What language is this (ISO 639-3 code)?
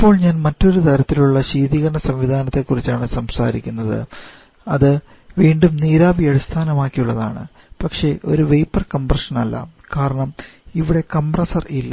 mal